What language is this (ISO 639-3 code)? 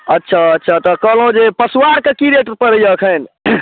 mai